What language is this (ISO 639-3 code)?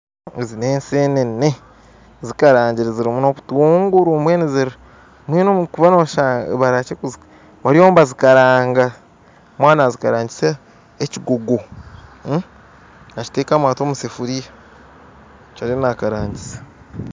nyn